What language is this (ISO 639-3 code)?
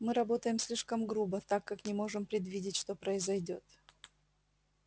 rus